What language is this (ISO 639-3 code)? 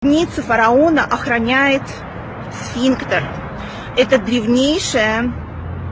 rus